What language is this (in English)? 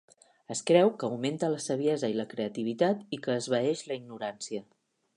Catalan